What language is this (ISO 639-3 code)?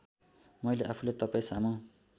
nep